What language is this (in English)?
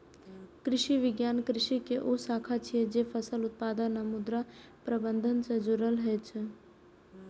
Maithili